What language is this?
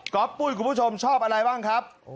Thai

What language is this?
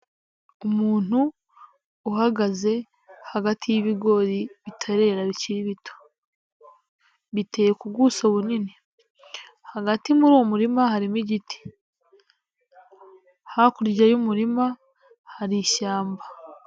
Kinyarwanda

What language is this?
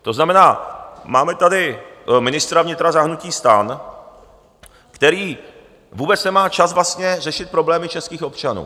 Czech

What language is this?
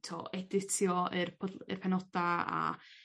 Welsh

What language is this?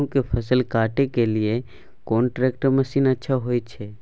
Maithili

